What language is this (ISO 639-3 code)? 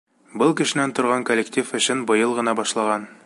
bak